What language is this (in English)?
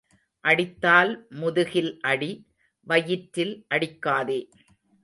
Tamil